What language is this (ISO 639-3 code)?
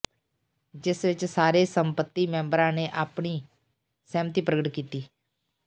pan